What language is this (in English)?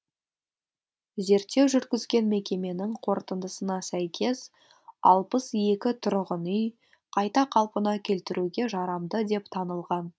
Kazakh